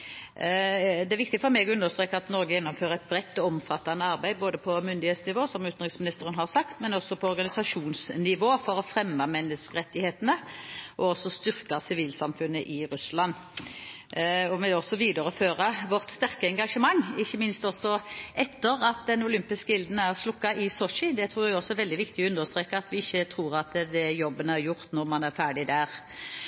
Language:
Norwegian Bokmål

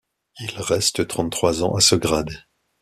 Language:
French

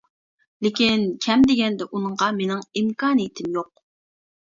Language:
Uyghur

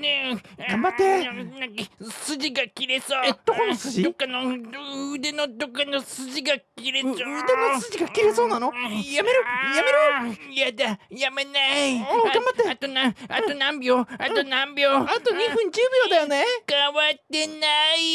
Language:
Japanese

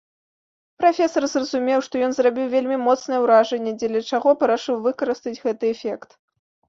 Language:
Belarusian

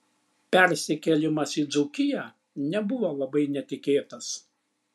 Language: Lithuanian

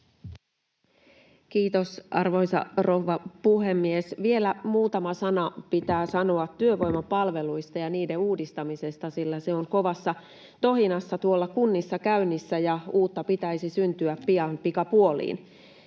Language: Finnish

